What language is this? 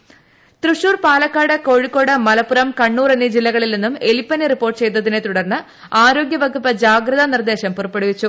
Malayalam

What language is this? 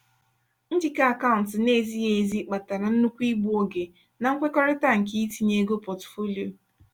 Igbo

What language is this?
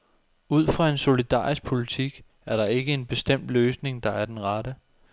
Danish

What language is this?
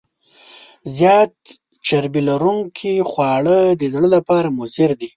Pashto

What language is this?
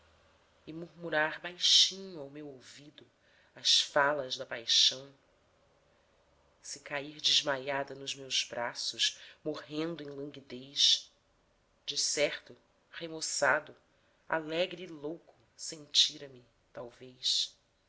Portuguese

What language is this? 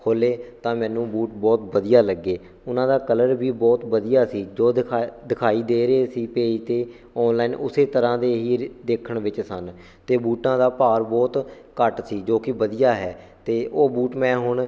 Punjabi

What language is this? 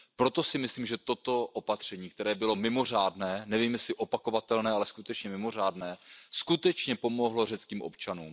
Czech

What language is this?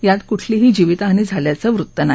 Marathi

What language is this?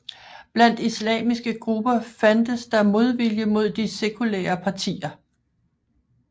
Danish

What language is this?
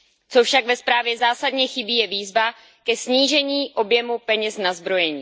Czech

